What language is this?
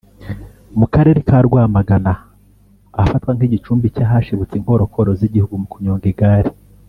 Kinyarwanda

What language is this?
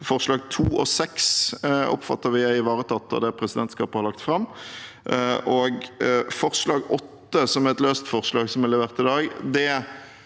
Norwegian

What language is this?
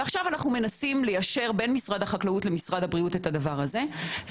Hebrew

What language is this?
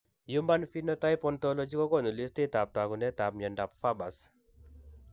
Kalenjin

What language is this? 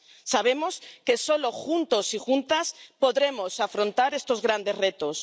Spanish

